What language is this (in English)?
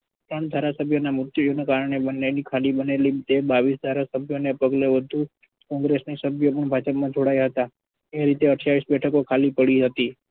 Gujarati